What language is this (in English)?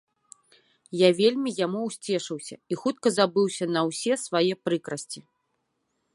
Belarusian